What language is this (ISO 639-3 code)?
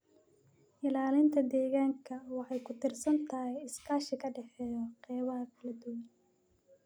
som